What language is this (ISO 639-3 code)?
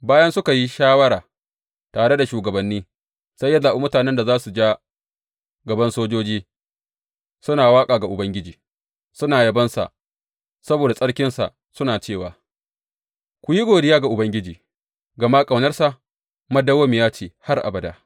hau